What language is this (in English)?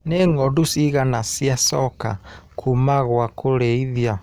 Kikuyu